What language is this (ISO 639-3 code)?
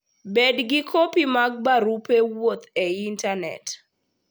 luo